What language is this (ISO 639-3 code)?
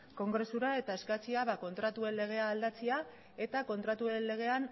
eus